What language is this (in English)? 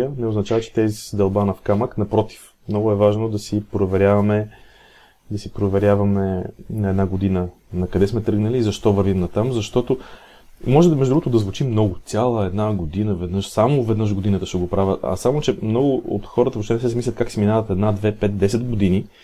Bulgarian